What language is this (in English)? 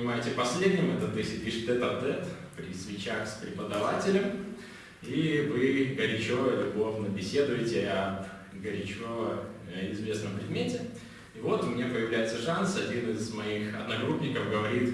Russian